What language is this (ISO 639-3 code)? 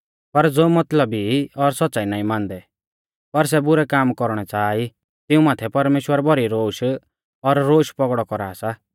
bfz